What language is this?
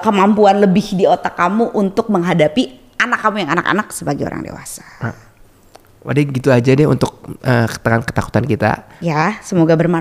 Indonesian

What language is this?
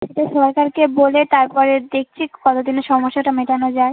Bangla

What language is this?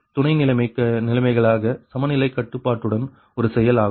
Tamil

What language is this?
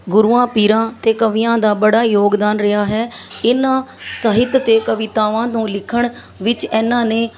Punjabi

